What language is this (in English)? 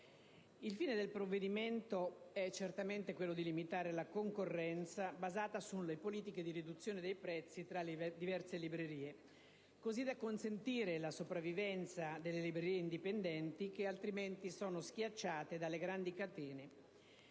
Italian